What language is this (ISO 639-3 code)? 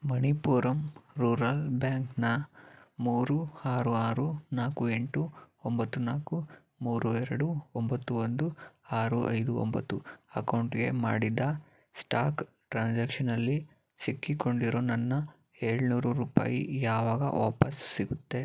kan